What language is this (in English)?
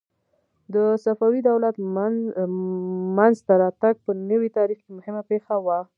Pashto